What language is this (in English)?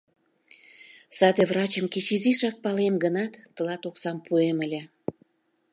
Mari